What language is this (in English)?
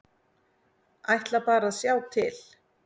Icelandic